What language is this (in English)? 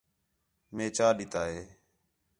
Khetrani